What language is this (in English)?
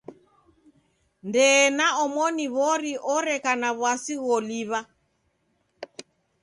Taita